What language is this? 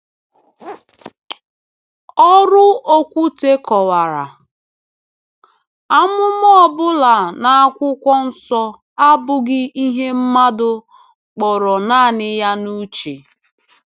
Igbo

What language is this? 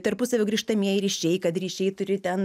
Lithuanian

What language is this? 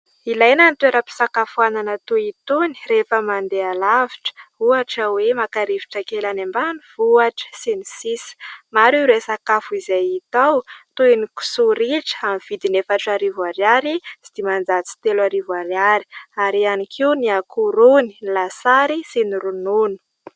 Malagasy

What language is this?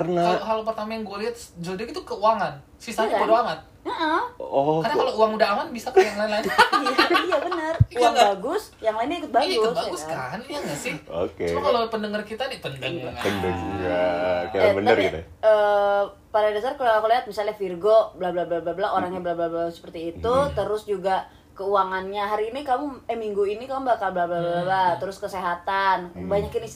Indonesian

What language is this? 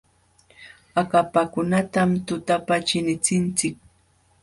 Jauja Wanca Quechua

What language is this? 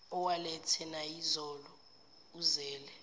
Zulu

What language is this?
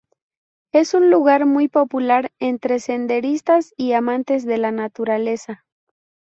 Spanish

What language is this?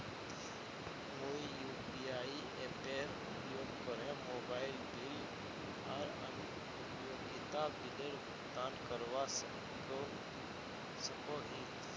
Magahi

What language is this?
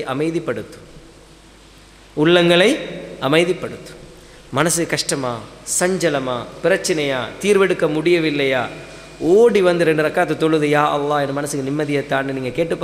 Arabic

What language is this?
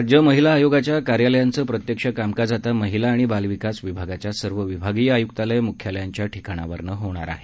Marathi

